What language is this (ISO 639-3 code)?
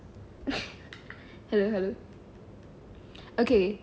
eng